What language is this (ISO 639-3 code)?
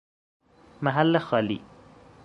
fas